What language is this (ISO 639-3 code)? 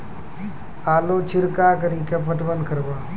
mai